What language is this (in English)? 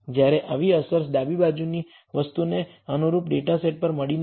Gujarati